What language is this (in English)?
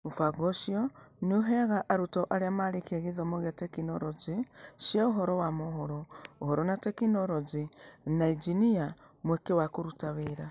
Kikuyu